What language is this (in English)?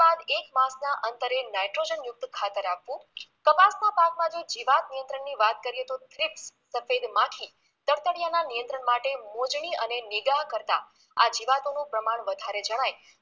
Gujarati